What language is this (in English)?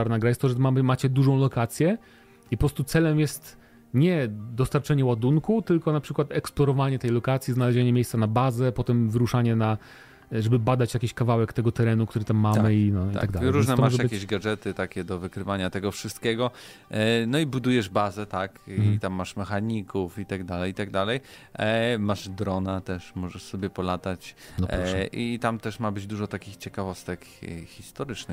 Polish